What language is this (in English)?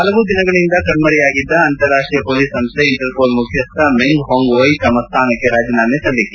Kannada